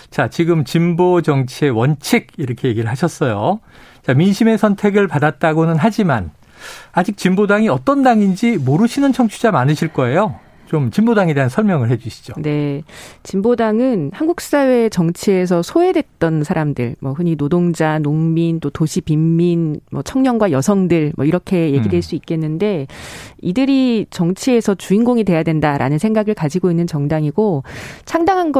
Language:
Korean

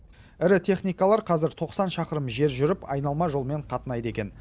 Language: Kazakh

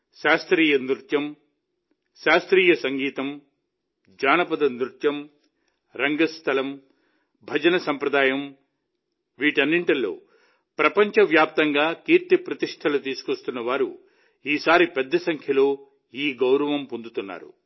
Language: Telugu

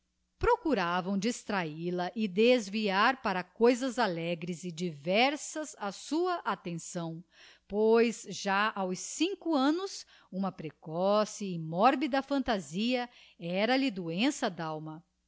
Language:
Portuguese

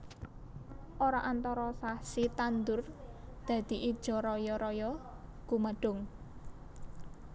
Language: Javanese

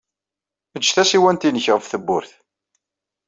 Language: Kabyle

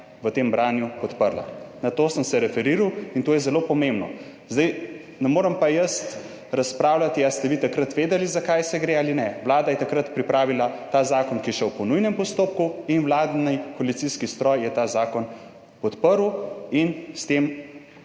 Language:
Slovenian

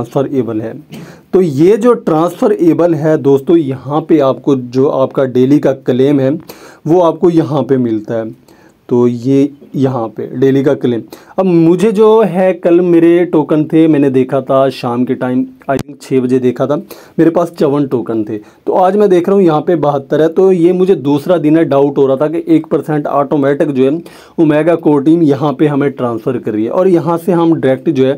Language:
Hindi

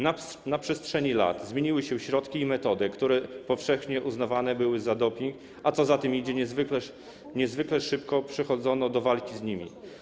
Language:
Polish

